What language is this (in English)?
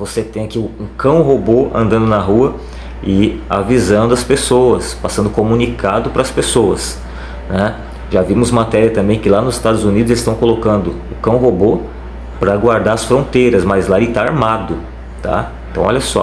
Portuguese